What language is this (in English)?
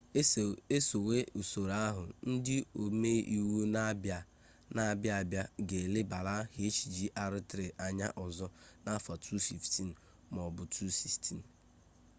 Igbo